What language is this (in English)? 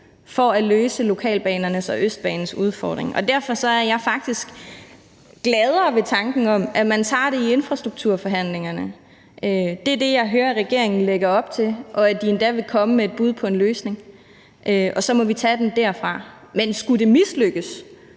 Danish